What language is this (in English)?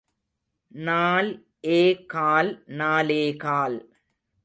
Tamil